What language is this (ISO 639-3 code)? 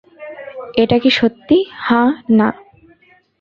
ben